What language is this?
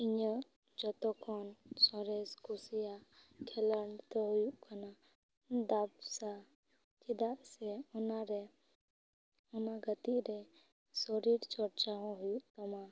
Santali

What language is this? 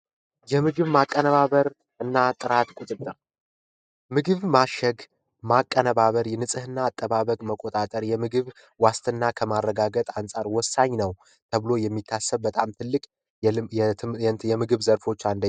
Amharic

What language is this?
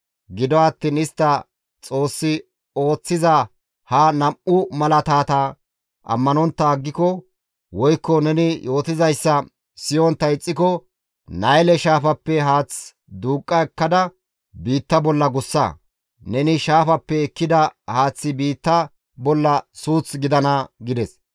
Gamo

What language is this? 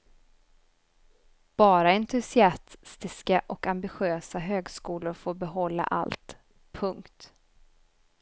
Swedish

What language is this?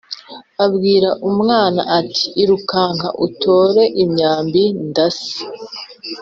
Kinyarwanda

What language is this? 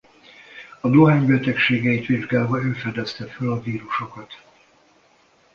Hungarian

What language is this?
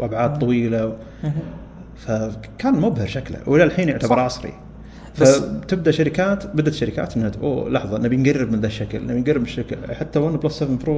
Arabic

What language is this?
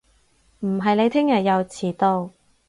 Cantonese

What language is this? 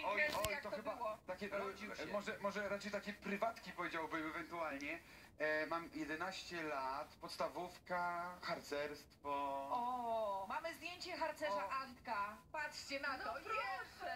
Polish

